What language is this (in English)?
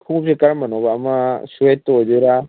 Manipuri